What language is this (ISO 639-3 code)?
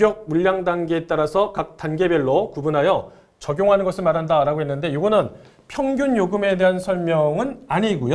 kor